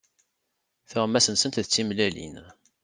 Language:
Kabyle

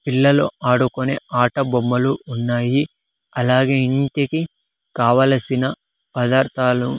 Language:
Telugu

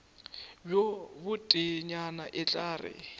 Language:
Northern Sotho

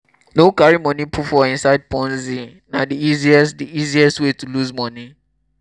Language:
Nigerian Pidgin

